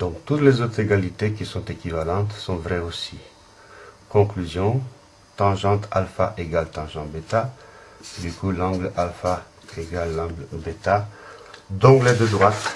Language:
French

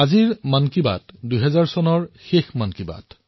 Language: Assamese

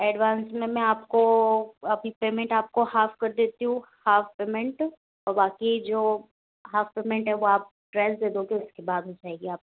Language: Hindi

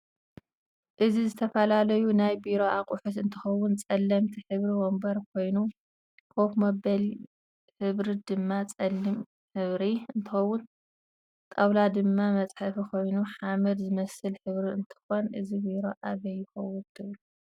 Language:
Tigrinya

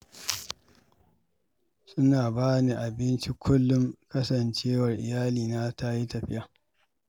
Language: Hausa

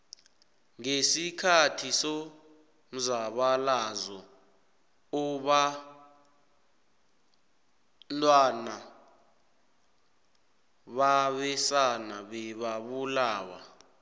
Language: South Ndebele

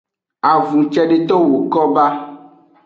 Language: Aja (Benin)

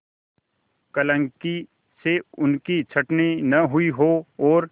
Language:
Hindi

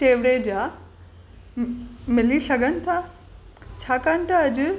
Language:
Sindhi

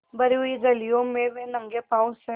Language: Hindi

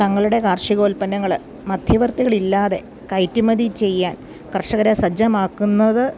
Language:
Malayalam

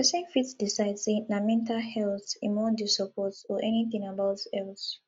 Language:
Nigerian Pidgin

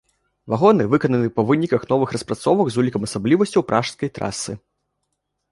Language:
Belarusian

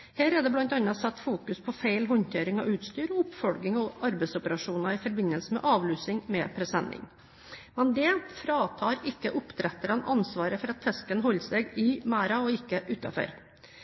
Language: Norwegian Bokmål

